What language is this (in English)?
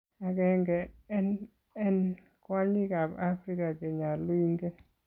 Kalenjin